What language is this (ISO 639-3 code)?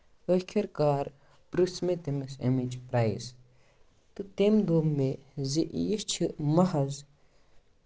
kas